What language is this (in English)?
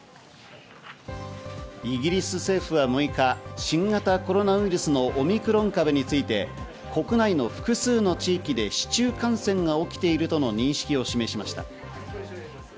Japanese